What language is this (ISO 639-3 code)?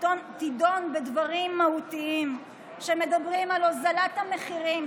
heb